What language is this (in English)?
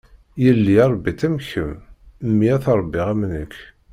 Kabyle